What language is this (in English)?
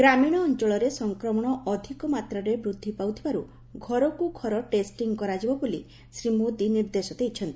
Odia